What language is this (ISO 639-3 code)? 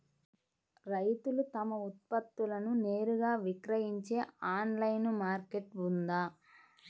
tel